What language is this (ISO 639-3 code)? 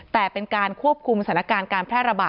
tha